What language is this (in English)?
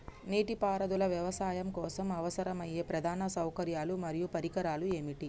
Telugu